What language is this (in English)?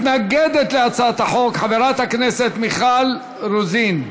Hebrew